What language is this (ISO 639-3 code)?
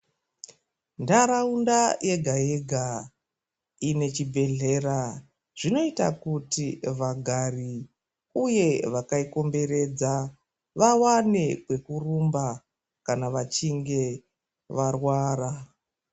ndc